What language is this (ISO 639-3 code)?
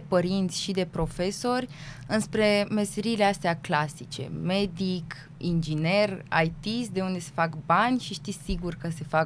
ron